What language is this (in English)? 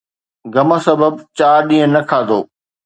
Sindhi